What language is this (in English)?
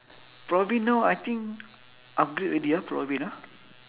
English